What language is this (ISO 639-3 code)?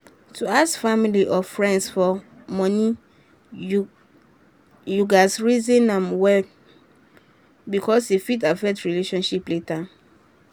pcm